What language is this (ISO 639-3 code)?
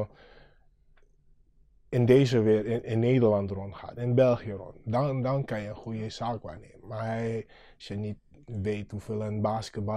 nld